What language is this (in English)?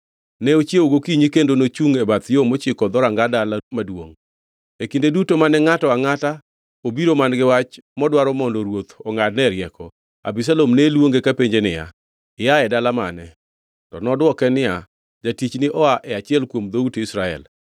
Luo (Kenya and Tanzania)